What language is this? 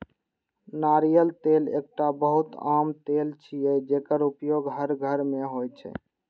Maithili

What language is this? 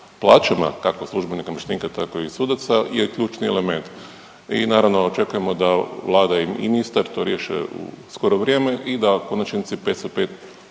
Croatian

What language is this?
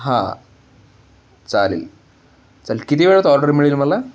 Marathi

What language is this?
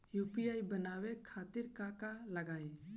Bhojpuri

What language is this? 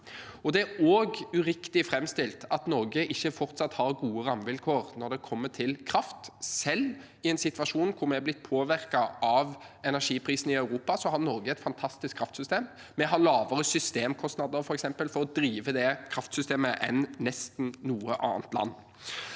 Norwegian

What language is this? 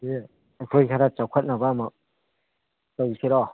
Manipuri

